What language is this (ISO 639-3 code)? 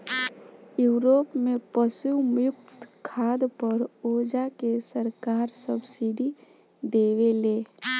bho